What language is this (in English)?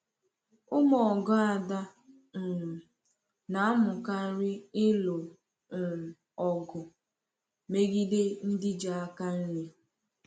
Igbo